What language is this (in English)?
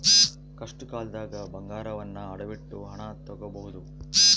Kannada